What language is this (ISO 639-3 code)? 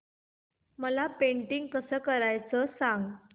mar